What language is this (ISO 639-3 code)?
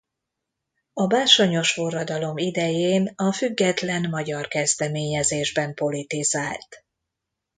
hun